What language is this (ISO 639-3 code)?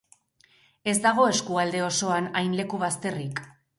eus